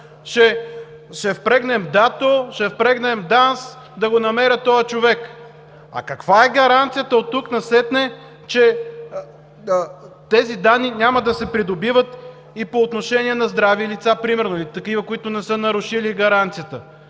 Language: Bulgarian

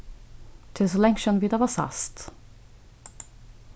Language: Faroese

